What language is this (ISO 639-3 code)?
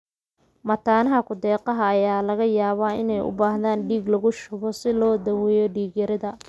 som